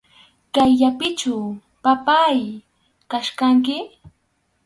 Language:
Arequipa-La Unión Quechua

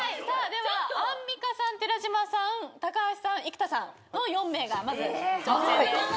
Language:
Japanese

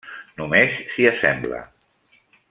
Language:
Catalan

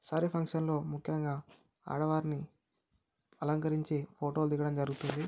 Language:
Telugu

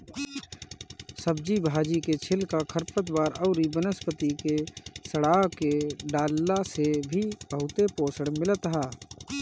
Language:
Bhojpuri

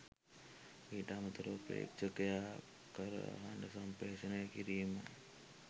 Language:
Sinhala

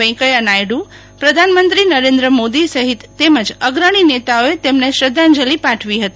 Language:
Gujarati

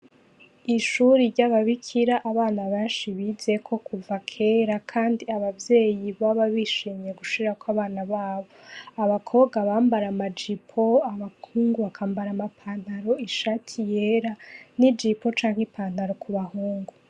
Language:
Rundi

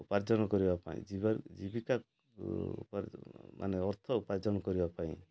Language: Odia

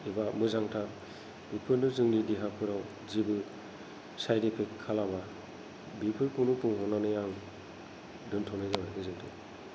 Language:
Bodo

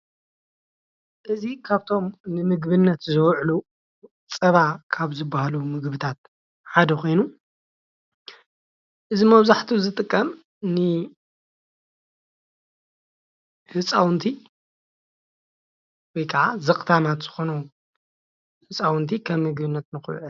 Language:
Tigrinya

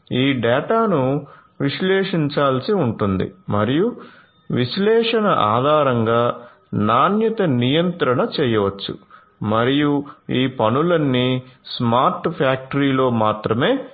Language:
Telugu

